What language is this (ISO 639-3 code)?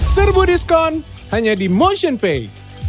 ind